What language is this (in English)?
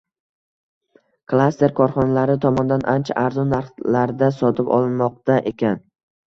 Uzbek